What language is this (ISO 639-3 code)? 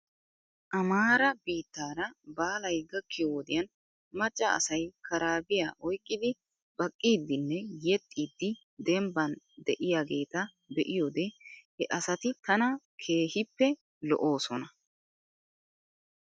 wal